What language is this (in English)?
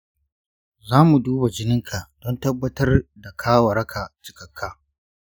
Hausa